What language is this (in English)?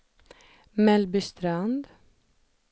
Swedish